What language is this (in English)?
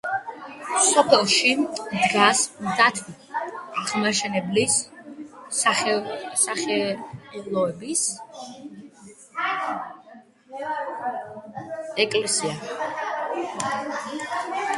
Georgian